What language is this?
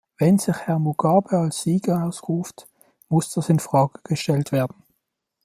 German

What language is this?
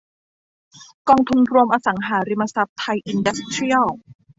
Thai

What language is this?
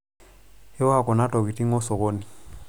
Masai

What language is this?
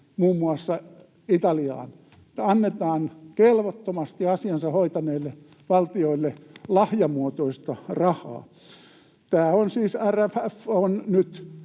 Finnish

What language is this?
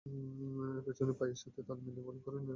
Bangla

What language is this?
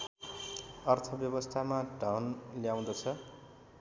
Nepali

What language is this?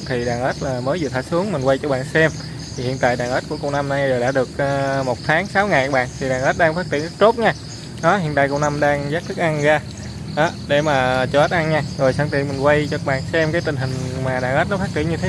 Vietnamese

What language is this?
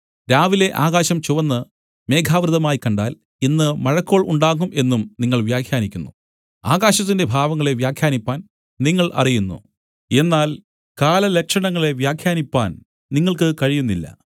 Malayalam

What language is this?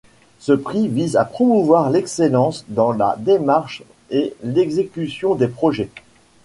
French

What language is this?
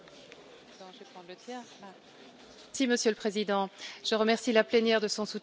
French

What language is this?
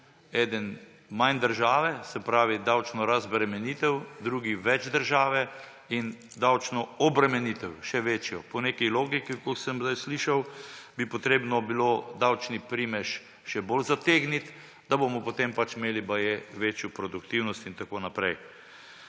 Slovenian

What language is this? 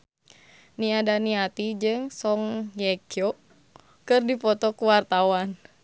Sundanese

